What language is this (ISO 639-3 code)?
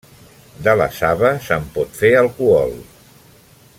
cat